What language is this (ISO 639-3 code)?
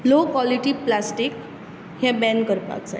kok